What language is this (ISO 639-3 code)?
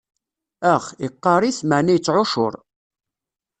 kab